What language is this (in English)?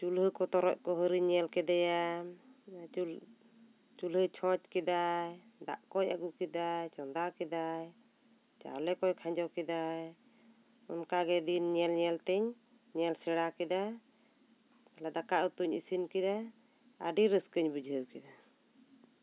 Santali